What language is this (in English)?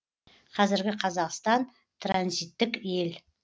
Kazakh